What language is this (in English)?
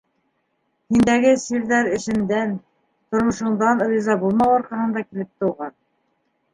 Bashkir